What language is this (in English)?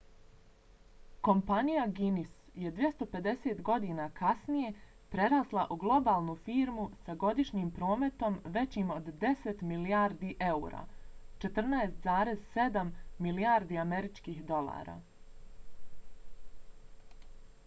Bosnian